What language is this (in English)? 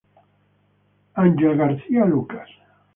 Italian